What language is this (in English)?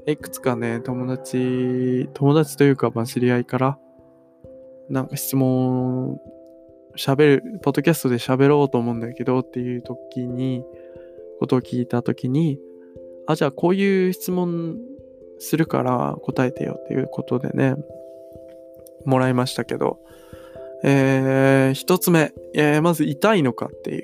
Japanese